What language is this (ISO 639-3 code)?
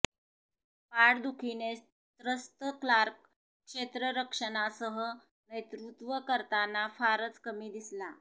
mar